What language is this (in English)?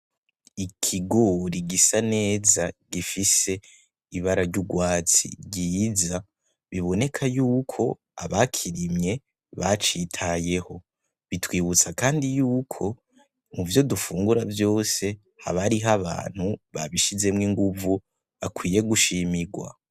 Rundi